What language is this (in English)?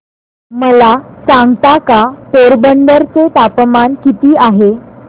Marathi